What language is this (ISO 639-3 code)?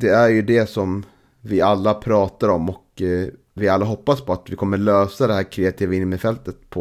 swe